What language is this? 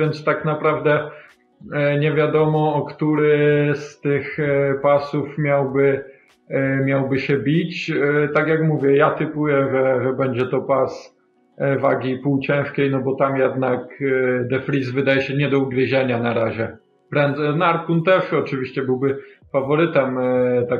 Polish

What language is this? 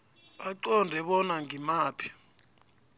South Ndebele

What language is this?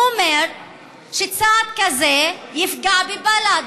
Hebrew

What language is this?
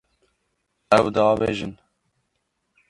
Kurdish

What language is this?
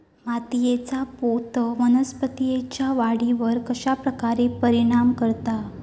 Marathi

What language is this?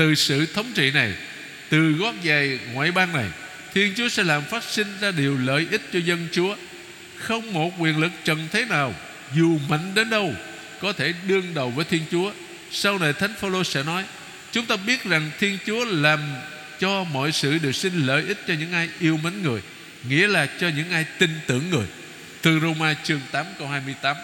Vietnamese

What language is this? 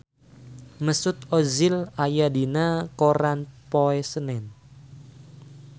Sundanese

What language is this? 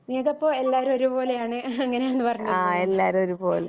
Malayalam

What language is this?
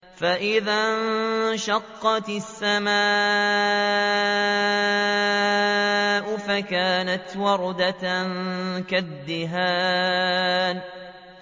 Arabic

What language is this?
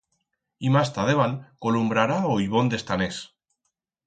Aragonese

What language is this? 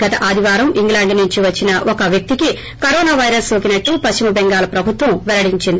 Telugu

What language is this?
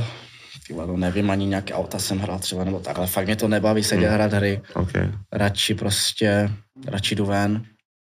Czech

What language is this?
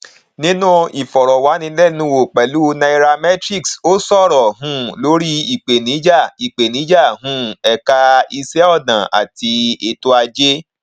Yoruba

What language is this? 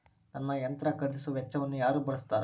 Kannada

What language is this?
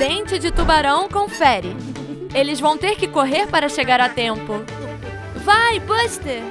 Portuguese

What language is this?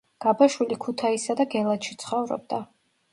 Georgian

